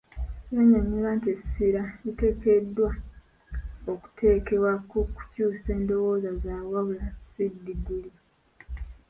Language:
Ganda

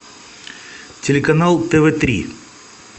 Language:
Russian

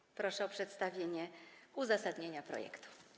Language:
Polish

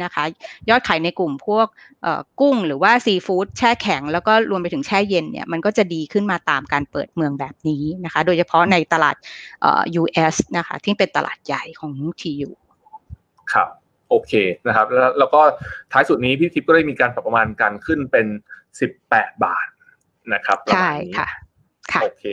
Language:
Thai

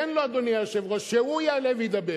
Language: Hebrew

